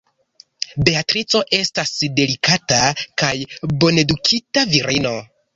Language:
Esperanto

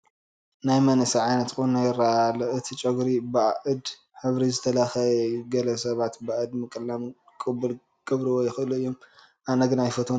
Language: Tigrinya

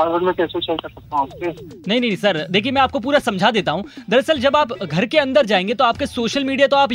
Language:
Hindi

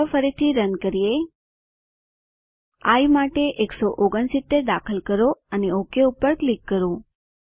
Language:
Gujarati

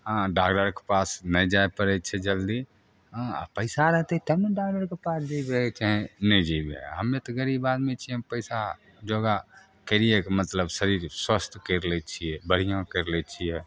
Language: Maithili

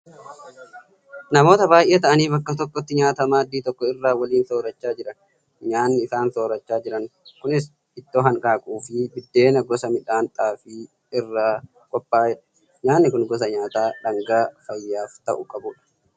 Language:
Oromo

